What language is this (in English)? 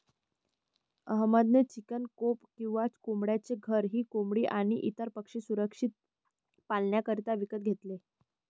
Marathi